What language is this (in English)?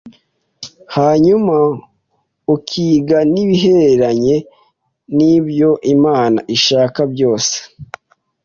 Kinyarwanda